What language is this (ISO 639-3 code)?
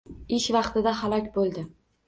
uzb